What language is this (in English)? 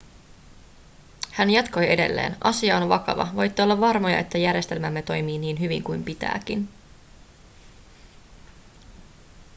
Finnish